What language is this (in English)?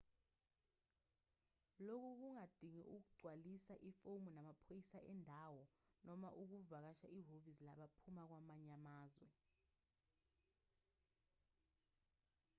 Zulu